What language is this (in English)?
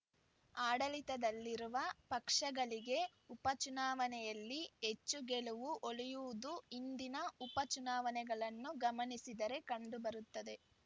Kannada